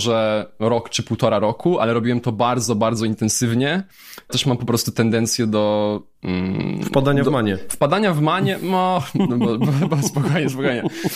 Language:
Polish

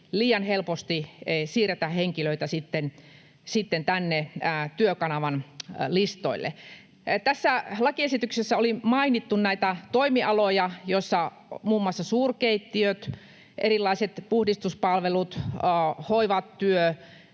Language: Finnish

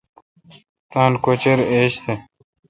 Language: Kalkoti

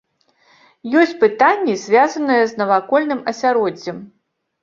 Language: Belarusian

